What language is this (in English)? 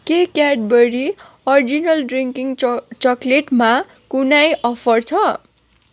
Nepali